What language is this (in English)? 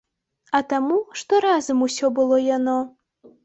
Belarusian